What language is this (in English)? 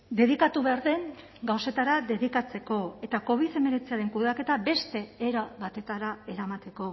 Basque